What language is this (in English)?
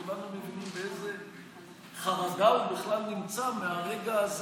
Hebrew